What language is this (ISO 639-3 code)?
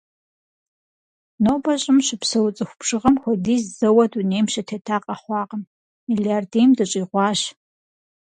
kbd